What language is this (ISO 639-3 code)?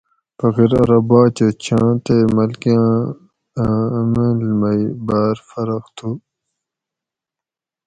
gwc